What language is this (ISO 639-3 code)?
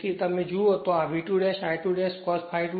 guj